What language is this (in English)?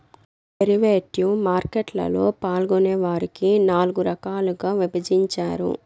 Telugu